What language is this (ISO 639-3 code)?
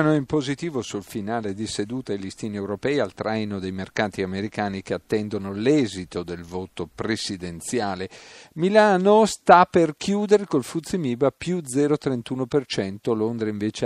ita